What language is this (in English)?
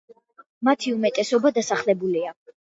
Georgian